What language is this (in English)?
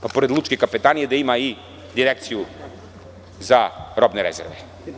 Serbian